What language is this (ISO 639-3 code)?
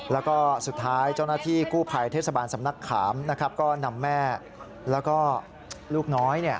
tha